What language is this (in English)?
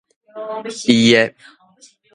Min Nan Chinese